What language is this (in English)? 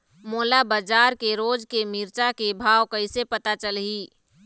Chhattisgarhi